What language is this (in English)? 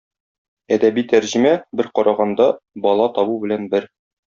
Tatar